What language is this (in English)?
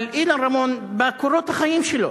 Hebrew